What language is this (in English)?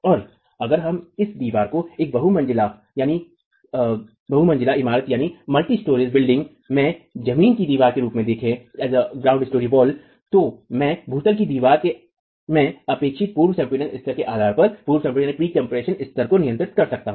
Hindi